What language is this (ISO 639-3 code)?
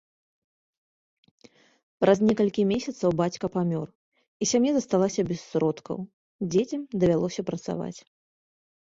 bel